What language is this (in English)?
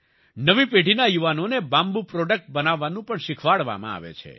Gujarati